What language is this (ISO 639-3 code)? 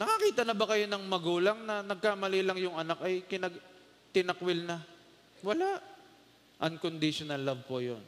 fil